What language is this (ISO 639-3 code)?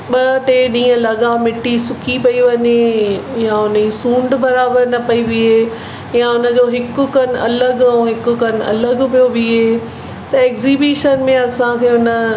snd